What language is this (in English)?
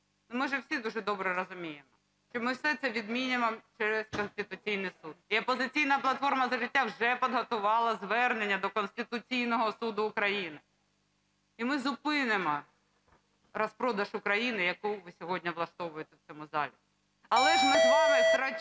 Ukrainian